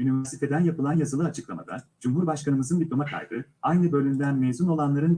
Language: Turkish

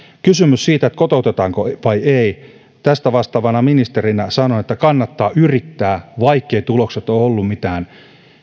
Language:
Finnish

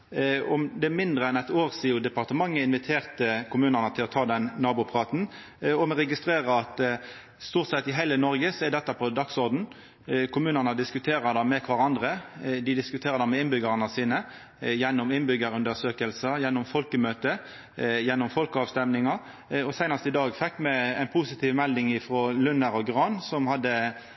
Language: Norwegian Nynorsk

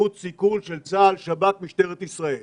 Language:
Hebrew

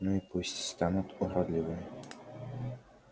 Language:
Russian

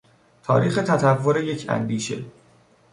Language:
Persian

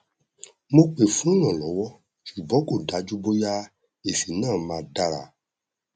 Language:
Yoruba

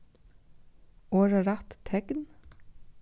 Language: Faroese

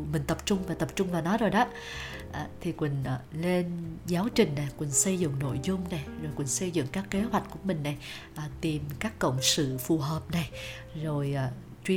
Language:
Vietnamese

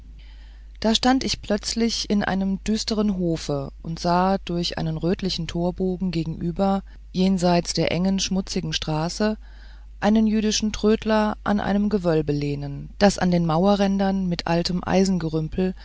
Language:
German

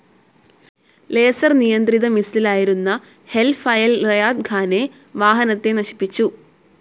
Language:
Malayalam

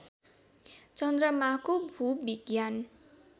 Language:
Nepali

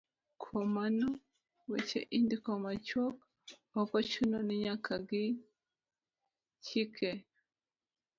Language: Luo (Kenya and Tanzania)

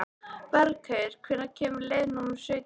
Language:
Icelandic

